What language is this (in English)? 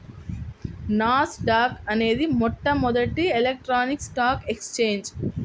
Telugu